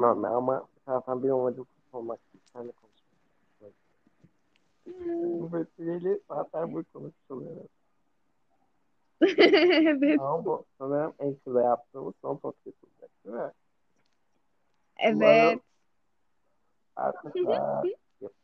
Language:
Turkish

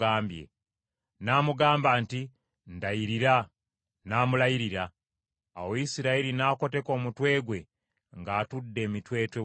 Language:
Ganda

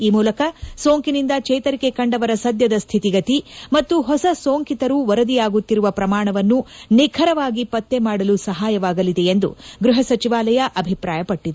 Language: Kannada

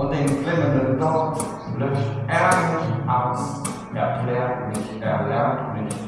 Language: German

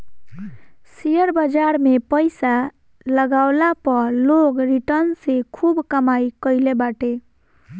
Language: Bhojpuri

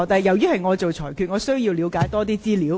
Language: Cantonese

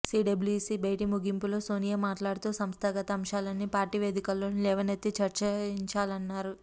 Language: Telugu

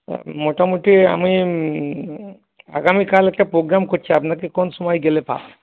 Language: Bangla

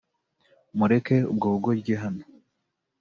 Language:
Kinyarwanda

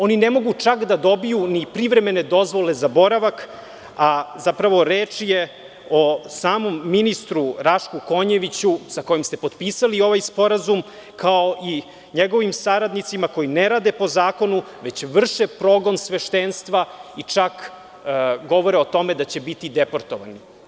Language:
Serbian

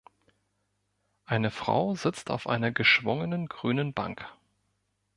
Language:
German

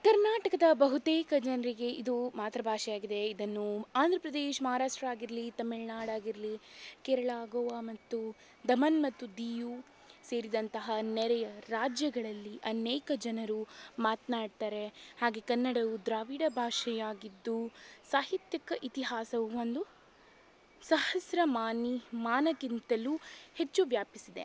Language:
Kannada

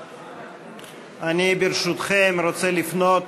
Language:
Hebrew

